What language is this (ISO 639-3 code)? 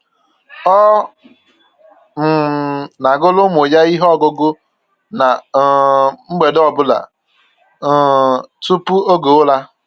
ibo